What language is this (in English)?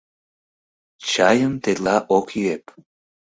Mari